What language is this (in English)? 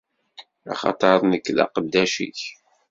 Kabyle